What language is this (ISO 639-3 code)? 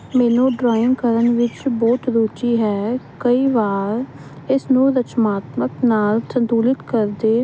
pan